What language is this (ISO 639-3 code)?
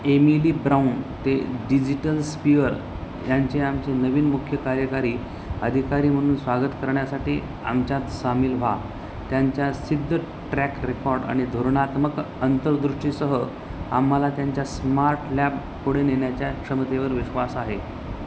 mar